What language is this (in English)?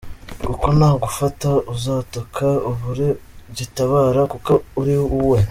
Kinyarwanda